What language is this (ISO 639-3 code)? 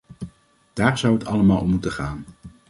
nld